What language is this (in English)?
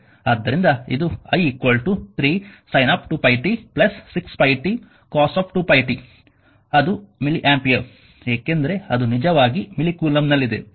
Kannada